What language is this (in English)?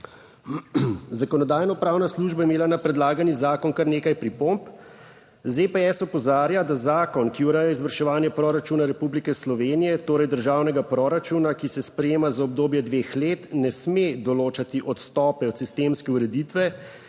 Slovenian